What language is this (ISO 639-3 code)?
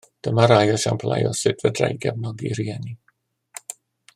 cym